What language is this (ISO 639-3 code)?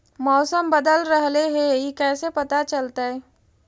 mag